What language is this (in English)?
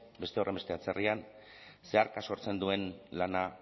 Basque